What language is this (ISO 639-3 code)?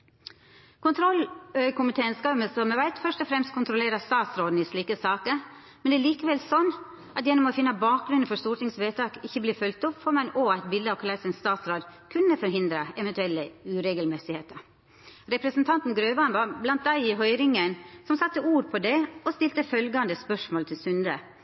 nno